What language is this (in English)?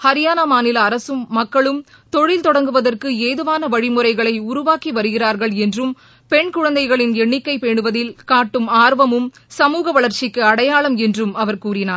Tamil